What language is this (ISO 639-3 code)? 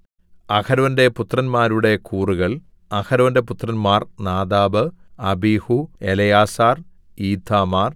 mal